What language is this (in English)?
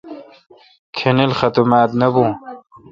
Kalkoti